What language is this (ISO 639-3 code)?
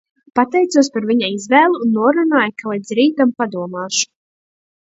lav